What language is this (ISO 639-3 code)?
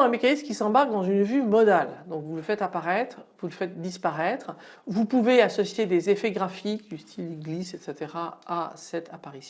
fra